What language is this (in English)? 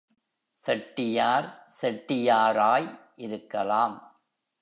Tamil